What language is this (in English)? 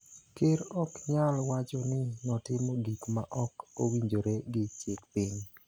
Luo (Kenya and Tanzania)